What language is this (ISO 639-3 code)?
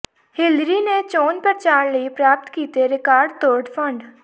pan